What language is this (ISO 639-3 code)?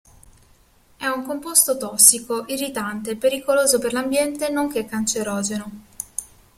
ita